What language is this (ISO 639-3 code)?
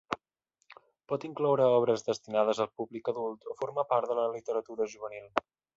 cat